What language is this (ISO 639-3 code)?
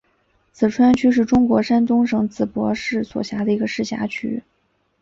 zho